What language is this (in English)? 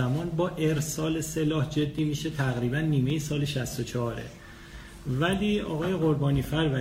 Persian